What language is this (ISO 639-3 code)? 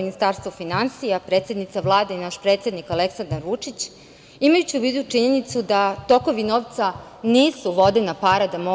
srp